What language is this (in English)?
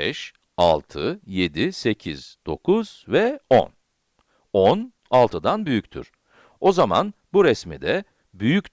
Turkish